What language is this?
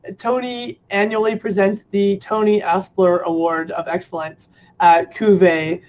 English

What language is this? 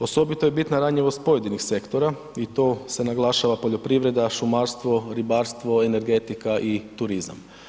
Croatian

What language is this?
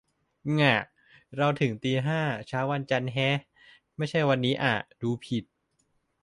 Thai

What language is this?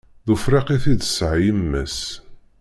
Kabyle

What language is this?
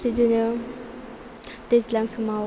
Bodo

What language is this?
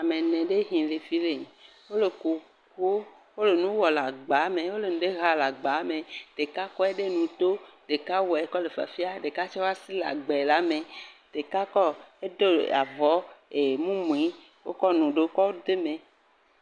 Ewe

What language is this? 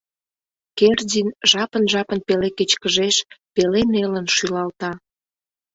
Mari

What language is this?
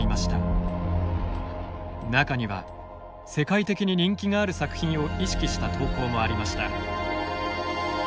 Japanese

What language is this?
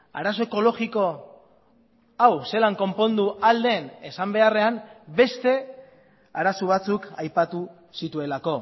Basque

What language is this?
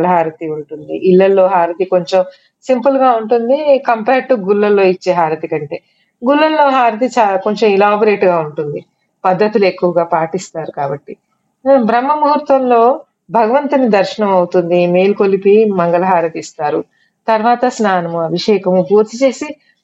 Telugu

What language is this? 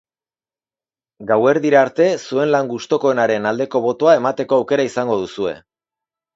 Basque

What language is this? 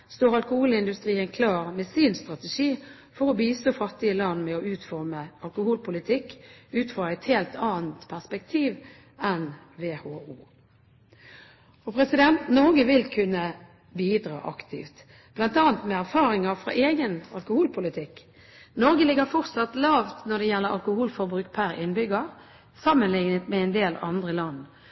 Norwegian Bokmål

